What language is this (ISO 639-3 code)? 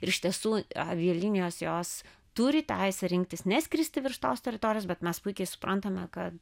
lit